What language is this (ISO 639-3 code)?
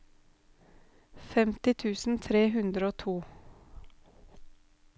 nor